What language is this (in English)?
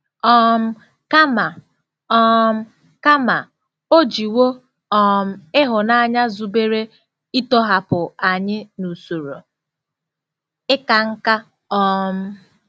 Igbo